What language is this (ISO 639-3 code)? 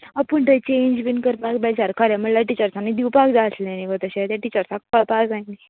kok